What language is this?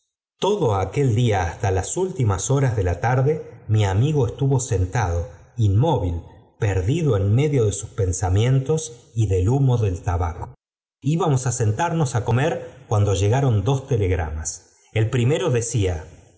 Spanish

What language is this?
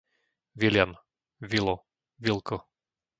Slovak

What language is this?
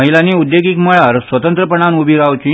Konkani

